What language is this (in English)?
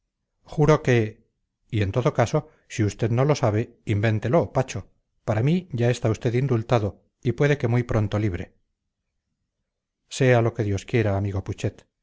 Spanish